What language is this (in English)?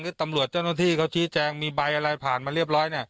Thai